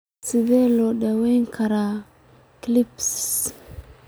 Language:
Somali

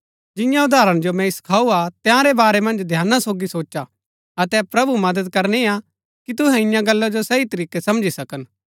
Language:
Gaddi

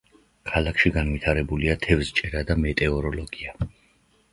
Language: Georgian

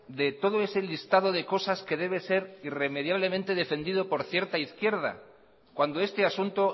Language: Spanish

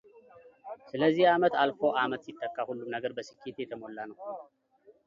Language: Amharic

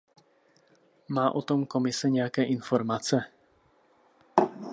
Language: Czech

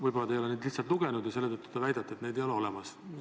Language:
Estonian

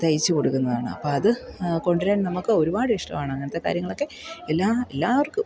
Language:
Malayalam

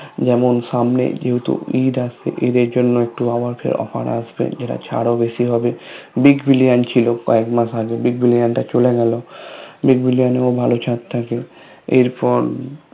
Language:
Bangla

